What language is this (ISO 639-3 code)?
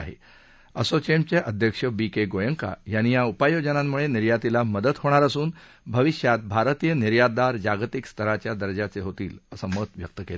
mar